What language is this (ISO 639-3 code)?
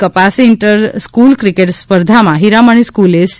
guj